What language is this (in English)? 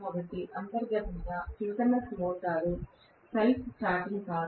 Telugu